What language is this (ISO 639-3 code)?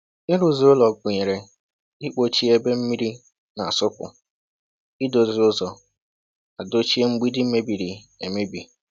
ibo